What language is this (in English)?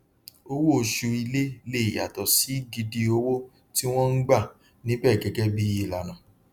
Yoruba